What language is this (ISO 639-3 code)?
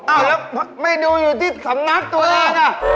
tha